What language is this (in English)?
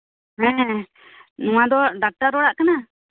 Santali